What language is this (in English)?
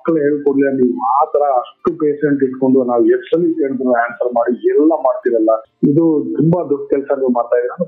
Kannada